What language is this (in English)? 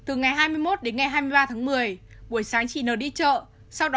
Vietnamese